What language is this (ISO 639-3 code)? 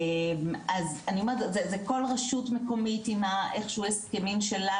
heb